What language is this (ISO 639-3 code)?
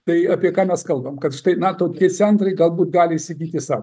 lit